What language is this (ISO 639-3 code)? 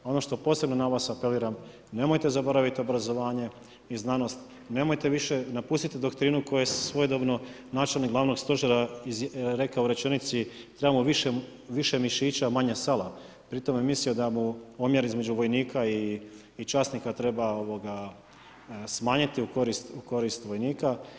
hrv